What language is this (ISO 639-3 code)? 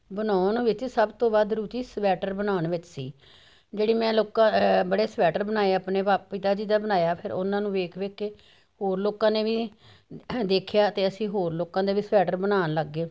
pan